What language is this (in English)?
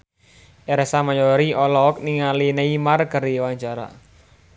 Sundanese